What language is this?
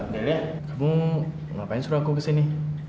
Indonesian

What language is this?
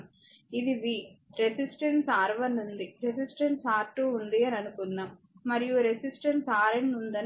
Telugu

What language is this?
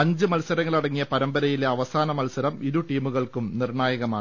Malayalam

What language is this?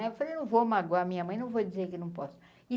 Portuguese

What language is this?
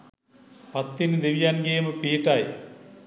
Sinhala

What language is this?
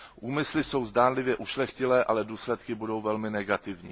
Czech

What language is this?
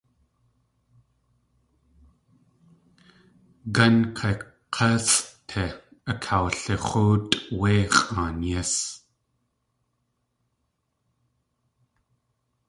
Tlingit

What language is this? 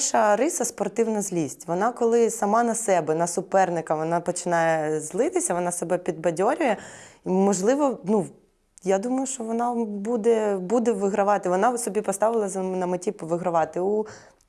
Ukrainian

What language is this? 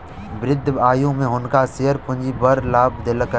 Maithili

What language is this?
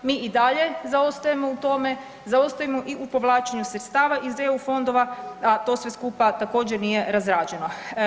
Croatian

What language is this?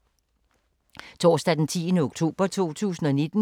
Danish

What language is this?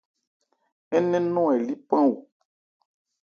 Ebrié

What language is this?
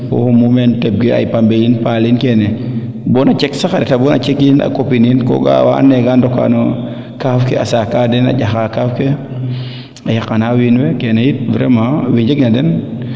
Serer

